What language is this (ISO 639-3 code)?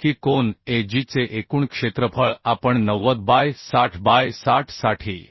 mar